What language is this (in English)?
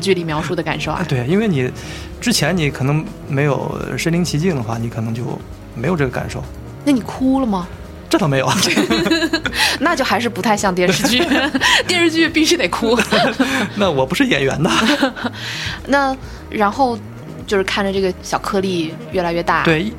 Chinese